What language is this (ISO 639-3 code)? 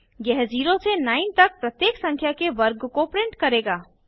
hin